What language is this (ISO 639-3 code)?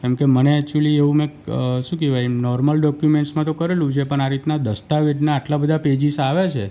guj